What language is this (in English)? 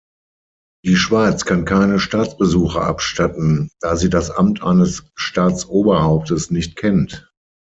German